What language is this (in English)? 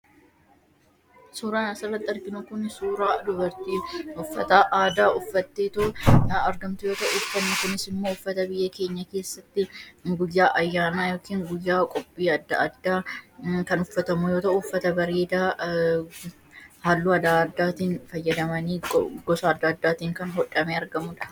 Oromo